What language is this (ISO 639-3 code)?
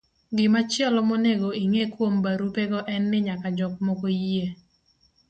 luo